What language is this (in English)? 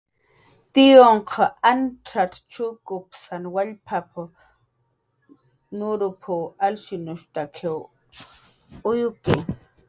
Jaqaru